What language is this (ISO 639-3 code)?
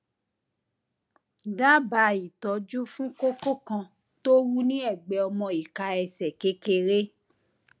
yor